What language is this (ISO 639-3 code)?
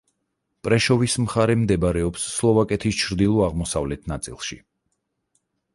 kat